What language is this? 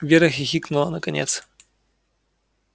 Russian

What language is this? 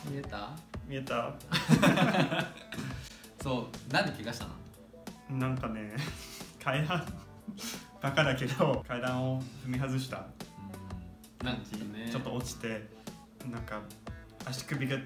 Japanese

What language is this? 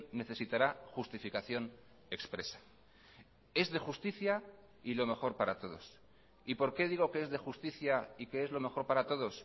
Spanish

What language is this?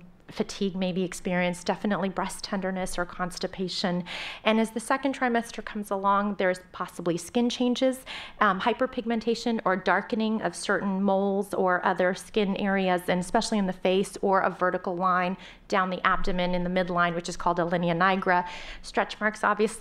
English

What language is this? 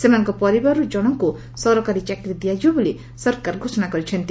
Odia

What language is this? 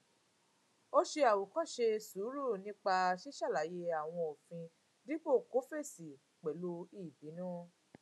Yoruba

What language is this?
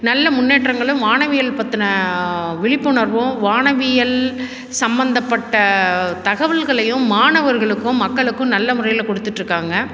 Tamil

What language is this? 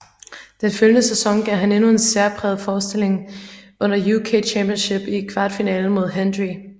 Danish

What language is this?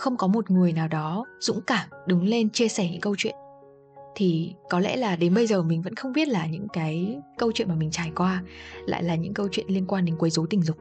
Vietnamese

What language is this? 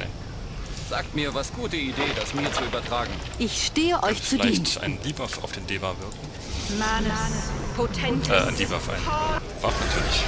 German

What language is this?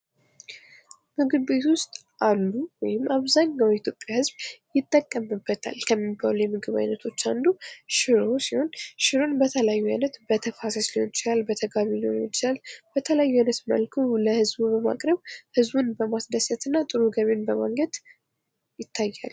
Amharic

